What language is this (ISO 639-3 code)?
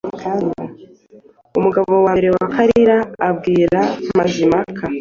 kin